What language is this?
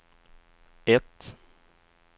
Swedish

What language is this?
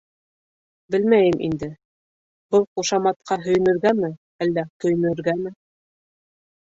Bashkir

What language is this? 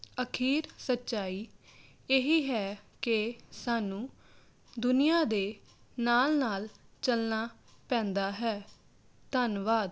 Punjabi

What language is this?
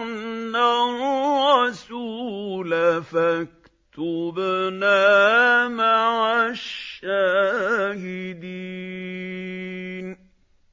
Arabic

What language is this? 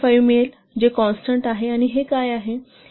Marathi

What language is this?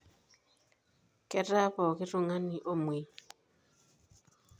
Masai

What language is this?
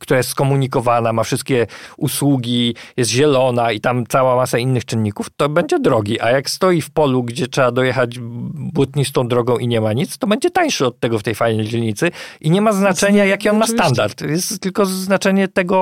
Polish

